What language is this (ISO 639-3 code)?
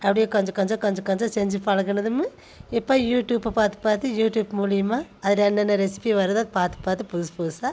tam